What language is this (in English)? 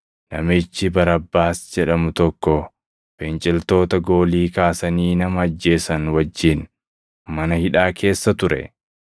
Oromo